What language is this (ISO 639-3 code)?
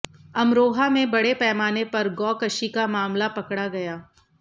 hin